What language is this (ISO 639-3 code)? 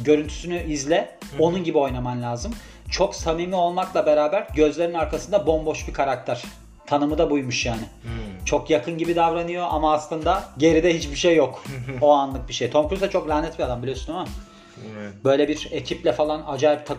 tur